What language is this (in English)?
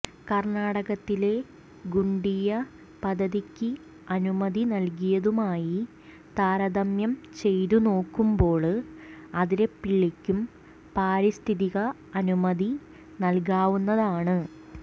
Malayalam